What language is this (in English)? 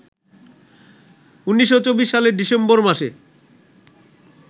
Bangla